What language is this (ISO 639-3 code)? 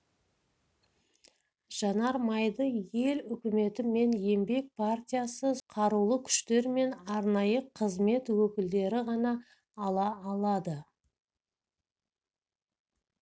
kaz